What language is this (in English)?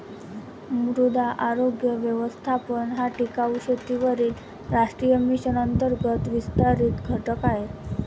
Marathi